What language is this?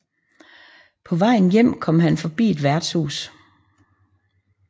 Danish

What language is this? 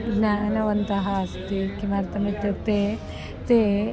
Sanskrit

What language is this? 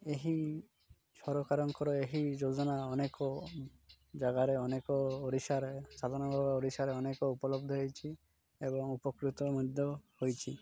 Odia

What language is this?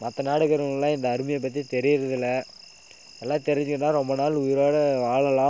Tamil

